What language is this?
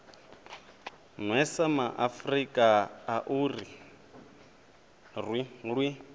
Venda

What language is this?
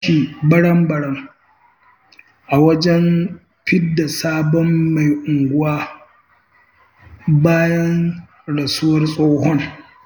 Hausa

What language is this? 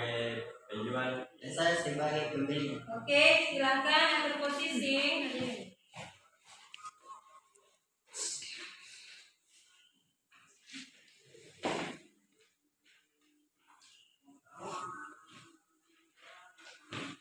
Indonesian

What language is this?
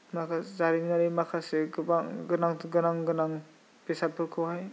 Bodo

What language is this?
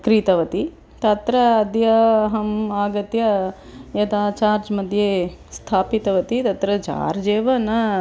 Sanskrit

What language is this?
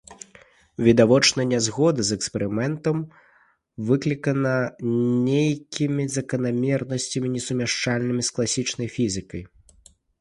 Belarusian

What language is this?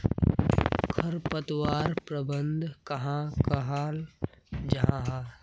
Magahi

